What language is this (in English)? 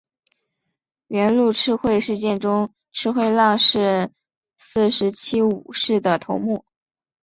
Chinese